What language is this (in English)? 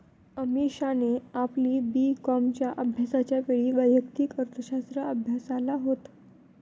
Marathi